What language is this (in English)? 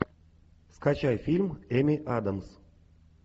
Russian